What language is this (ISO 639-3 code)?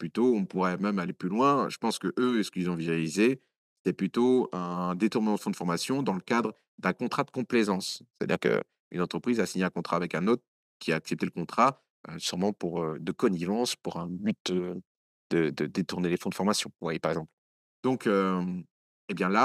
fra